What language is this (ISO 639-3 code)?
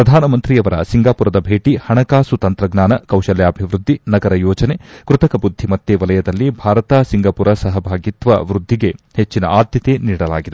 kan